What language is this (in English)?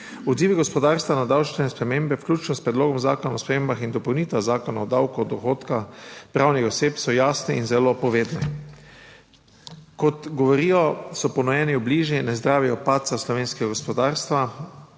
Slovenian